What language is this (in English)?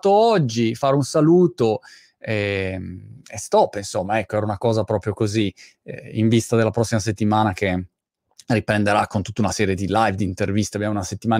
Italian